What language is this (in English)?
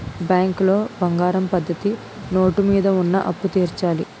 Telugu